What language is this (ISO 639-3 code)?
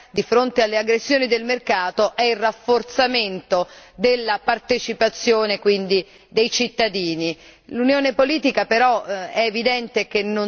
ita